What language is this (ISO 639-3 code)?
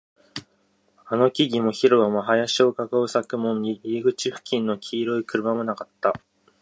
jpn